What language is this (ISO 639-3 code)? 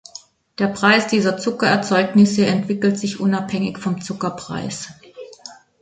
deu